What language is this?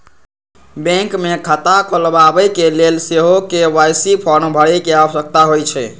Magahi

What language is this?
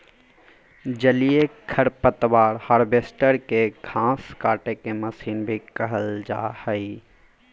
Magahi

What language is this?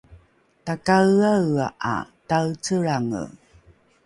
Rukai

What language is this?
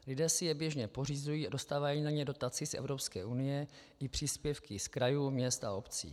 Czech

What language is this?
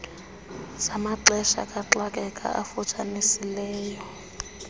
Xhosa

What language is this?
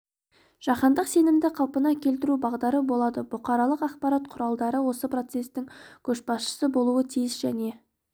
Kazakh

